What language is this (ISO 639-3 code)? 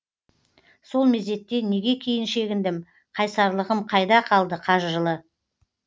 kaz